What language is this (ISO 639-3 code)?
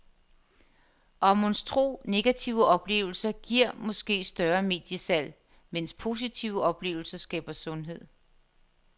dan